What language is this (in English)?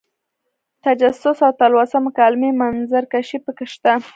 Pashto